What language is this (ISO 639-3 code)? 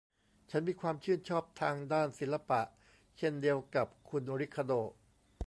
tha